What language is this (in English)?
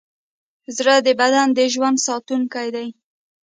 Pashto